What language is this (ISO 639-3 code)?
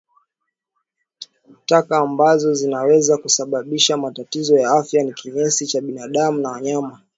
swa